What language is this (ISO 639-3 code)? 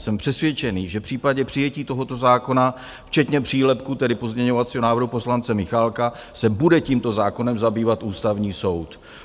ces